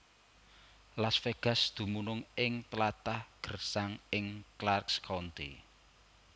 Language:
Javanese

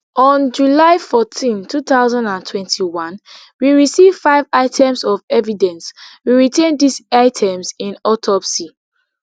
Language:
Nigerian Pidgin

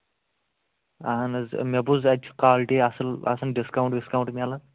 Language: Kashmiri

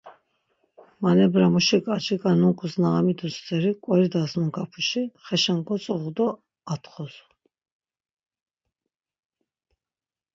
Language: Laz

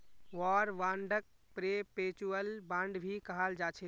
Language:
Magahi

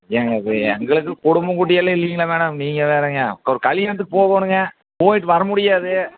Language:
Tamil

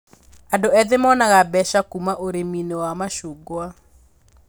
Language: Kikuyu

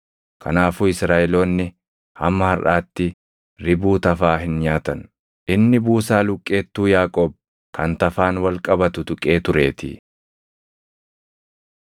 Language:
Oromo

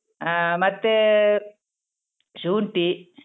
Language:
Kannada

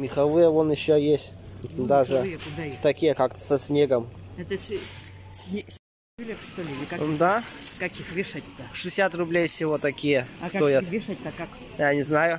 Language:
Russian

